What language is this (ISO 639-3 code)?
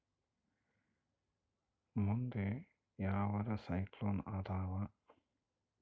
kan